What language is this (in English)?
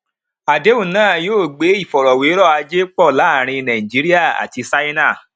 Yoruba